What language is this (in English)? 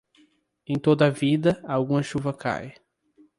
Portuguese